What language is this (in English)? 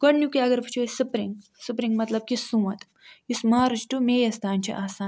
Kashmiri